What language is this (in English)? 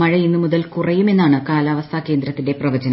Malayalam